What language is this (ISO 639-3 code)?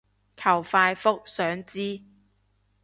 yue